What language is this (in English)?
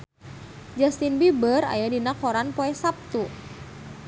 Sundanese